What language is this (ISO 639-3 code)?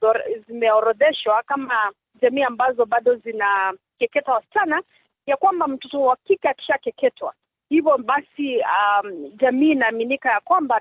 swa